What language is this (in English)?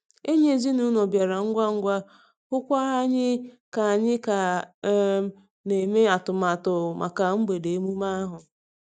Igbo